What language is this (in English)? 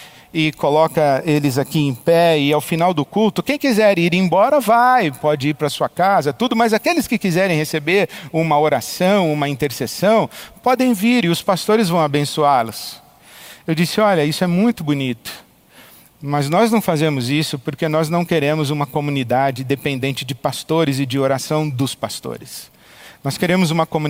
Portuguese